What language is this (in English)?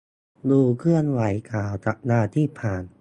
Thai